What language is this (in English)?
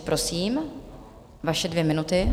Czech